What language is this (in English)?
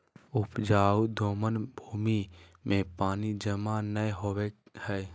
Magahi